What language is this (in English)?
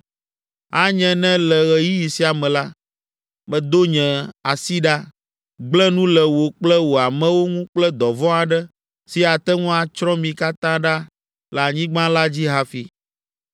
Ewe